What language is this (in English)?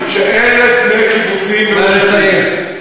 Hebrew